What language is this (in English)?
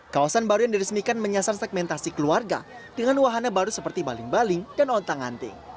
Indonesian